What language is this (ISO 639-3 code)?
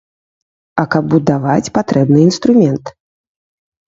bel